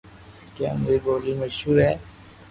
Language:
Loarki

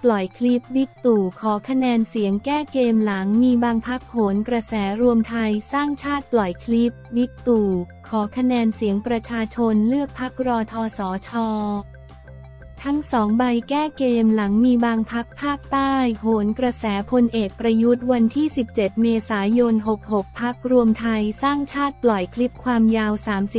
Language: Thai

